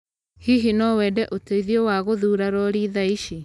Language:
Kikuyu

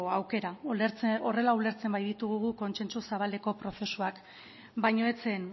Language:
Basque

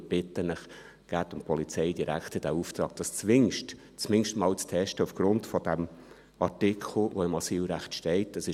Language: Swiss German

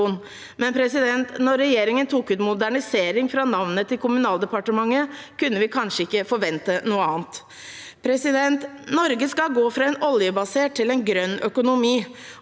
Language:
Norwegian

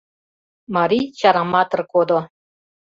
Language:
Mari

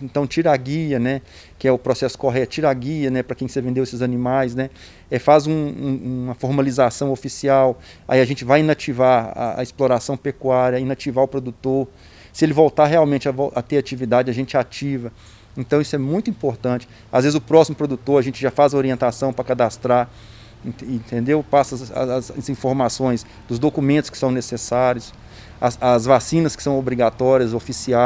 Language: Portuguese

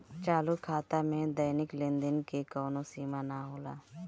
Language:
Bhojpuri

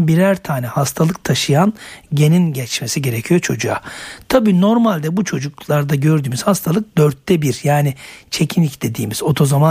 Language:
Turkish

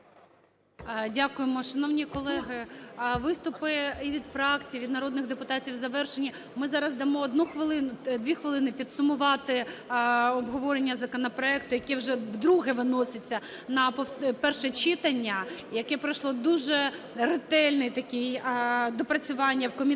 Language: Ukrainian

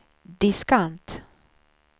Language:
Swedish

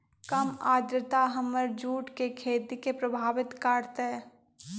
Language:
Magahi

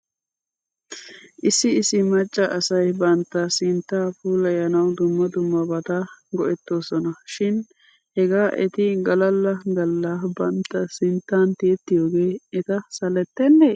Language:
Wolaytta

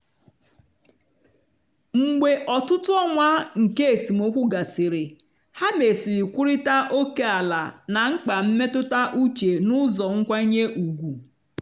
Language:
Igbo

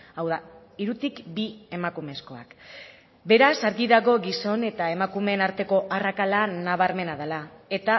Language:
Basque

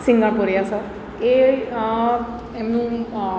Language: Gujarati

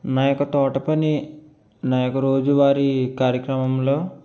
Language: Telugu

